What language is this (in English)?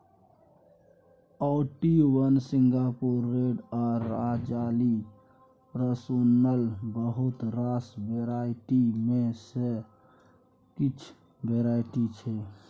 Maithili